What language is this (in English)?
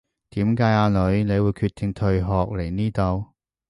Cantonese